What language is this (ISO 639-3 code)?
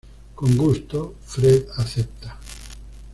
spa